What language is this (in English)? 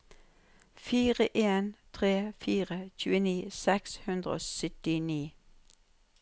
Norwegian